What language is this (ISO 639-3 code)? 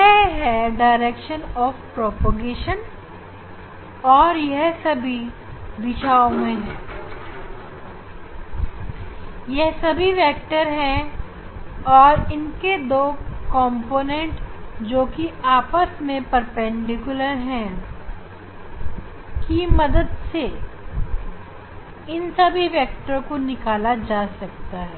hin